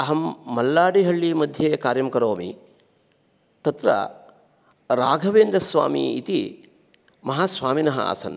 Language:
Sanskrit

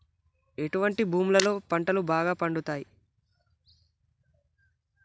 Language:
Telugu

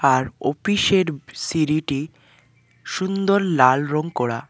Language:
Bangla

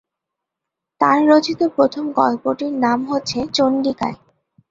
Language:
Bangla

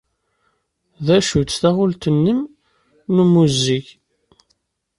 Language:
Kabyle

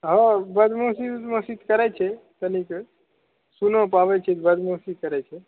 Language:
Maithili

